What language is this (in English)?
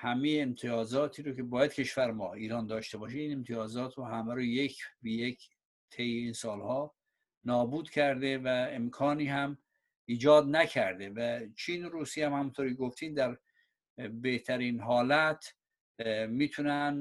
Persian